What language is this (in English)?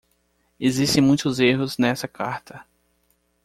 Portuguese